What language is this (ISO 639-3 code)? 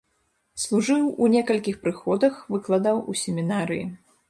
bel